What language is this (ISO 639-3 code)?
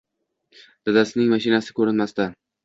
uzb